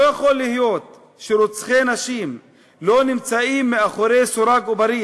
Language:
Hebrew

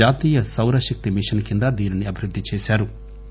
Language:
Telugu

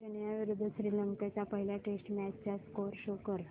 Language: Marathi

